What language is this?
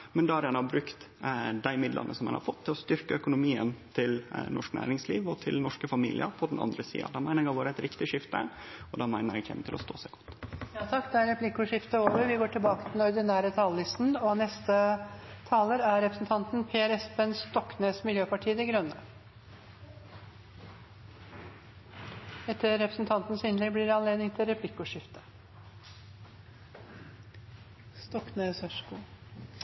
Norwegian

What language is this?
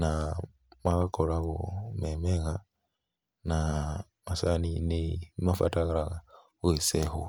Kikuyu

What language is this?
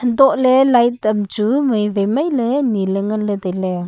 Wancho Naga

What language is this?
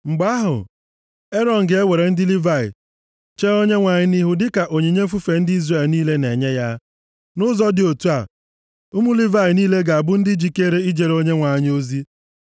Igbo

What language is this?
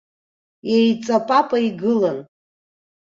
Abkhazian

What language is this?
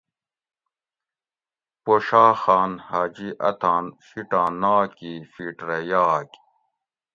Gawri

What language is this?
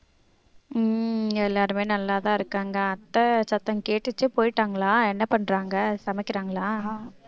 Tamil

